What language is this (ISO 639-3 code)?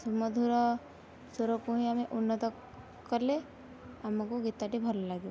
ori